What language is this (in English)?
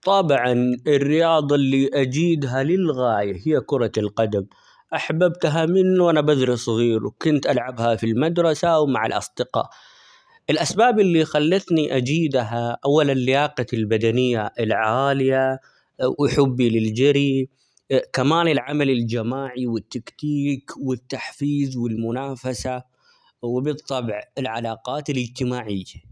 Omani Arabic